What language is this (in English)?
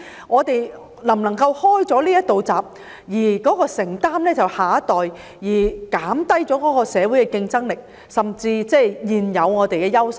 Cantonese